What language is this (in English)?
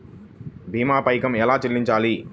Telugu